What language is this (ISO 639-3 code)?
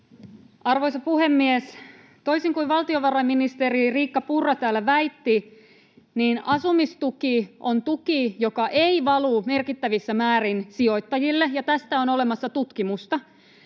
fin